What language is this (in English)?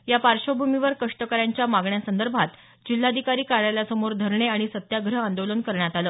Marathi